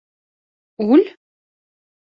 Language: Bashkir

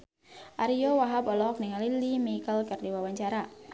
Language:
Sundanese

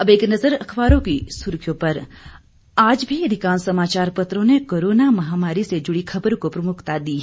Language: Hindi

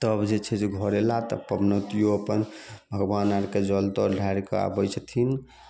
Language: Maithili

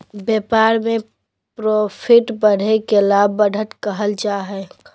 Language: Magahi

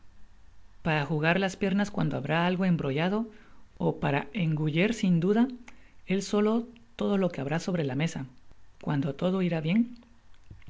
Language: Spanish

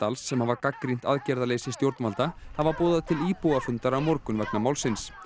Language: Icelandic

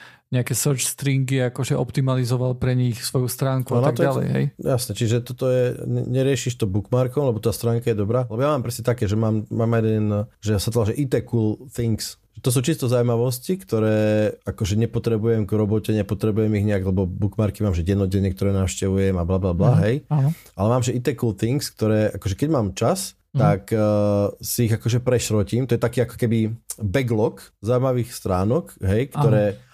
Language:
Slovak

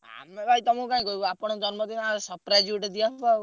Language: Odia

